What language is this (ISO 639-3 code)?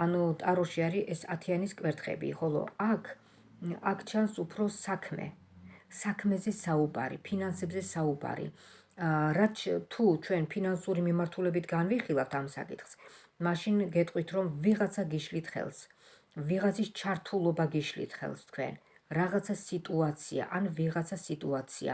rus